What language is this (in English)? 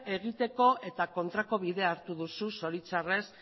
Basque